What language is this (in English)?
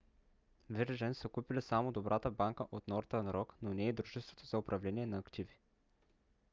Bulgarian